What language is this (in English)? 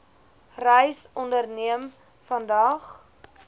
Afrikaans